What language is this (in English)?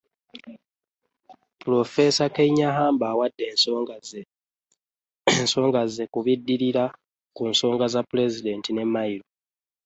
Ganda